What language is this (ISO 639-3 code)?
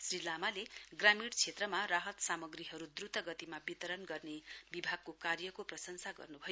nep